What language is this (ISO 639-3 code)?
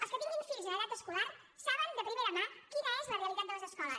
cat